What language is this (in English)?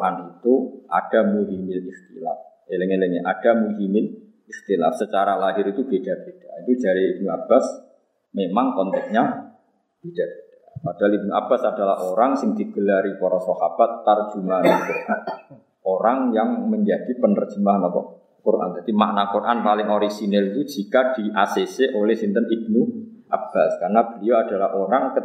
Indonesian